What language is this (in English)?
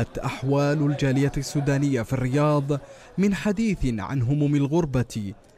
Arabic